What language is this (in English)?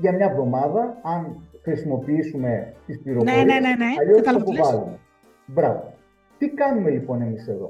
Greek